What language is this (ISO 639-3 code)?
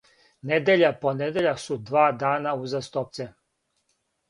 srp